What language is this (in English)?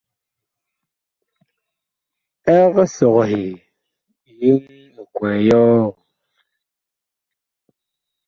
Bakoko